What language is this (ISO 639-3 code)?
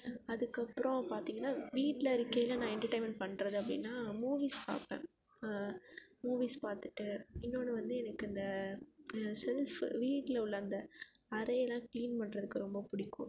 tam